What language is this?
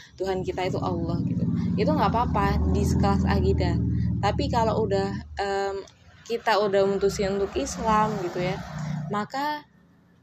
Indonesian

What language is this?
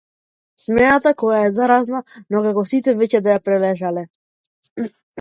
Macedonian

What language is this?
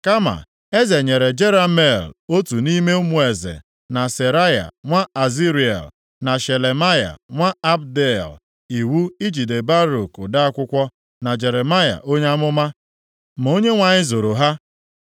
Igbo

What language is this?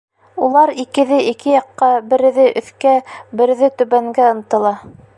Bashkir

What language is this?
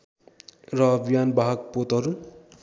Nepali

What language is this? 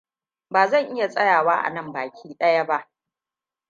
Hausa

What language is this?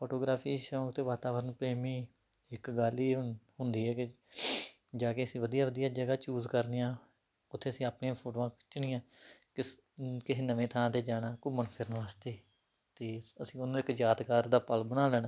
Punjabi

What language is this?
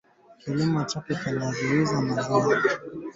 Swahili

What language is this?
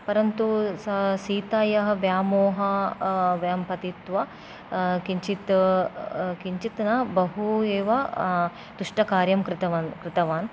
Sanskrit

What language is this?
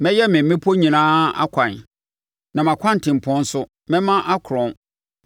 Akan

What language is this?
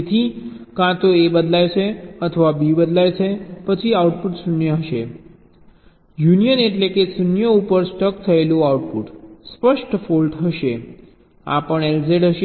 Gujarati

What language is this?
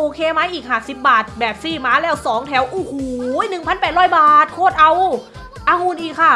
Thai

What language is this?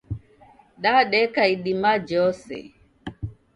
Taita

